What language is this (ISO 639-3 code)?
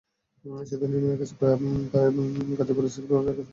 ben